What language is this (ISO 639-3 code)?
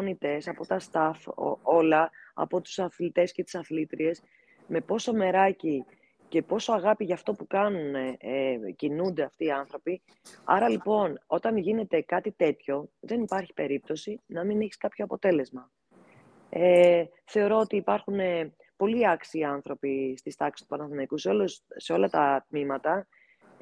ell